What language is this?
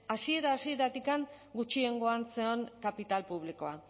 Basque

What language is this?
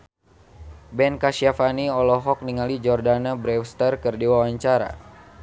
Sundanese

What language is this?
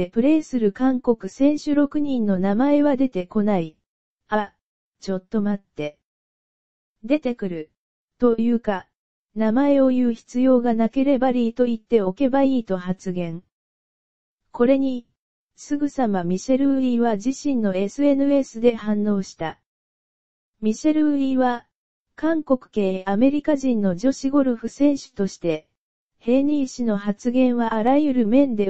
Japanese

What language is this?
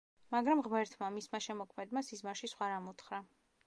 Georgian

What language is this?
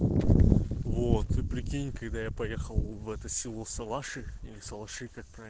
Russian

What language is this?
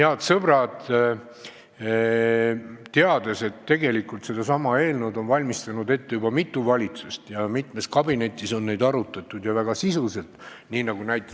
Estonian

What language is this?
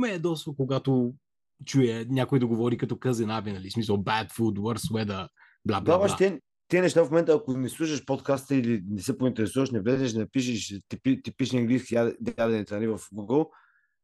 Bulgarian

